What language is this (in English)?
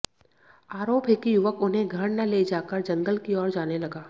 Hindi